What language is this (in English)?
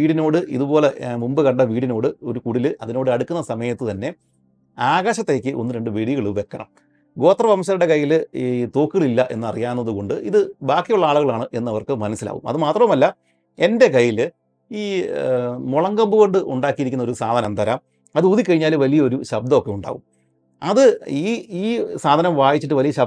Malayalam